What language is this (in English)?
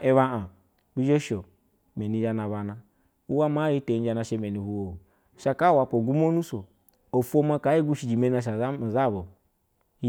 Basa (Nigeria)